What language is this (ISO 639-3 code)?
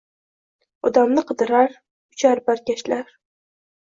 uzb